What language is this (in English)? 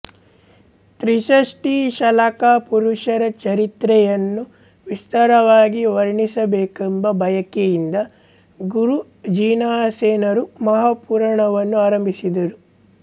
Kannada